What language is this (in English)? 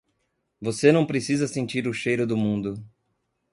Portuguese